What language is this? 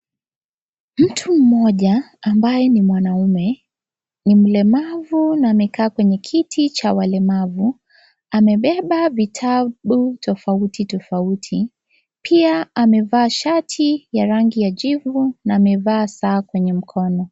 Swahili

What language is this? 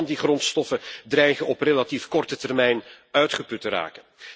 Dutch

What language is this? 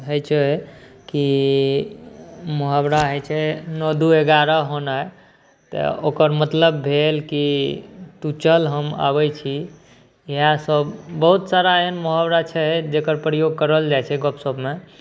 Maithili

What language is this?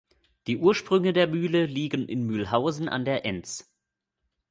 German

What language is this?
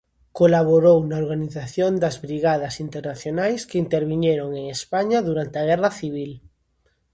Galician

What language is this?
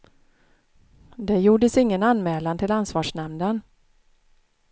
Swedish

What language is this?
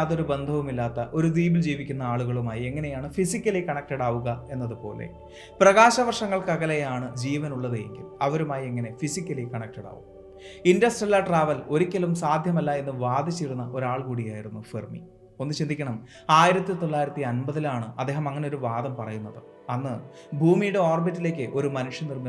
Malayalam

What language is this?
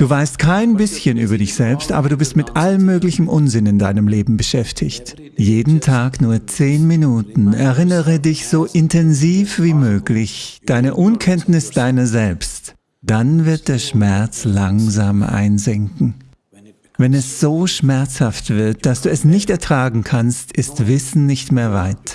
German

